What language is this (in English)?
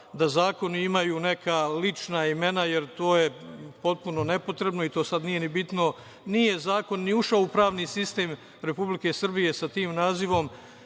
Serbian